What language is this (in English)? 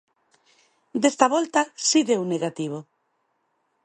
Galician